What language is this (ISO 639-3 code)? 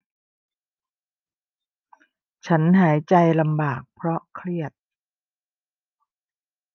tha